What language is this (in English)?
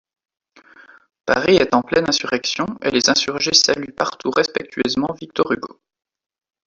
French